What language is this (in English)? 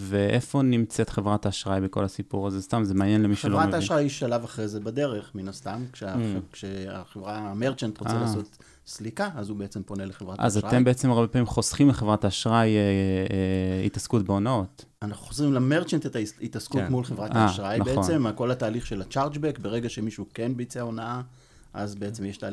Hebrew